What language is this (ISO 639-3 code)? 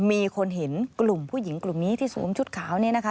tha